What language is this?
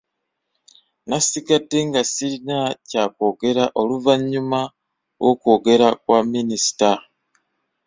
Ganda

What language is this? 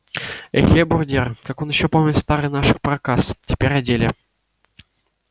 Russian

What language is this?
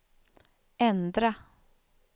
Swedish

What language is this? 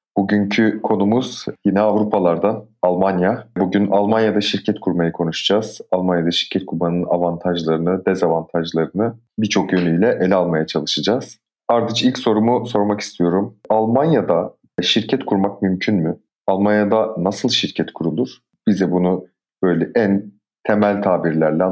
Turkish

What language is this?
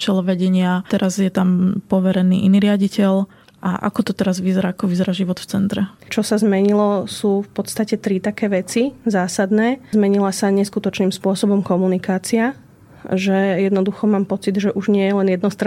Slovak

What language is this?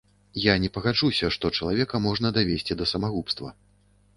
Belarusian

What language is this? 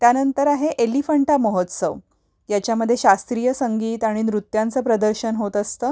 Marathi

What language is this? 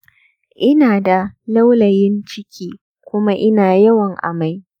Hausa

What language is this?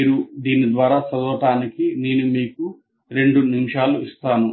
Telugu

